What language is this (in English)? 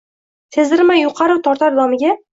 Uzbek